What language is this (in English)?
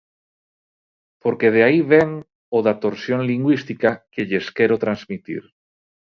Galician